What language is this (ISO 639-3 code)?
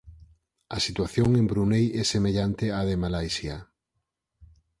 glg